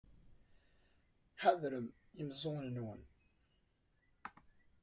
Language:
Kabyle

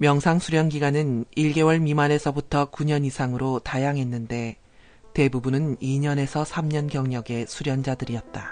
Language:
Korean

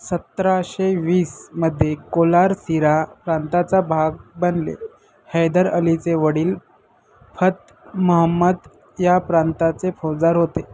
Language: Marathi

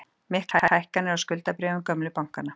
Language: Icelandic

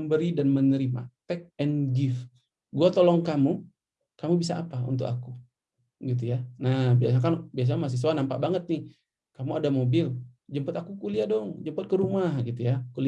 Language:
Indonesian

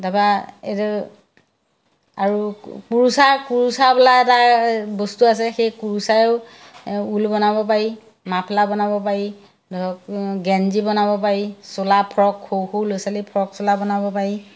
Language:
Assamese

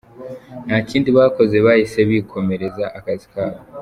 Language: Kinyarwanda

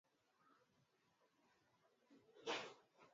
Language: Swahili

